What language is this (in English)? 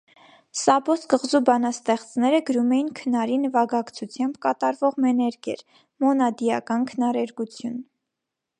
Armenian